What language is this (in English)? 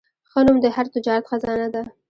Pashto